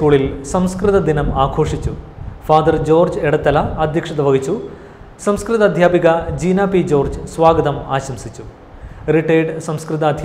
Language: Malayalam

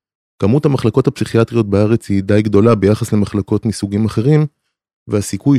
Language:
Hebrew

